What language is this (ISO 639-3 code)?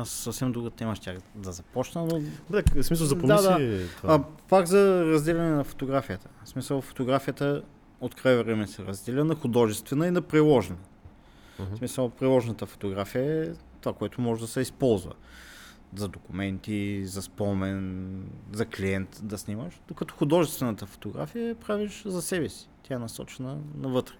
bul